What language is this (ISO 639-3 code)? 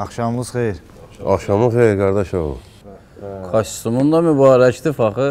tur